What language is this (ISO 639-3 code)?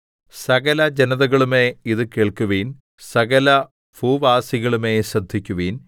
mal